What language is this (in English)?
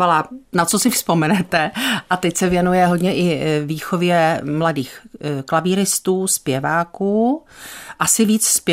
Czech